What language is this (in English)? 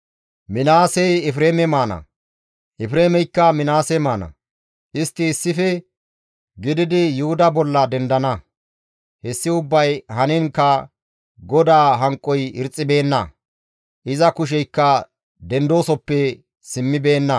Gamo